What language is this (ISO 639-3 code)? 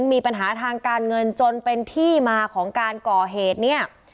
tha